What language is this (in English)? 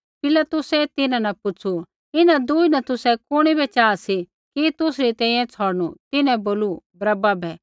Kullu Pahari